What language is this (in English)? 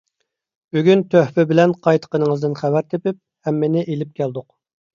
Uyghur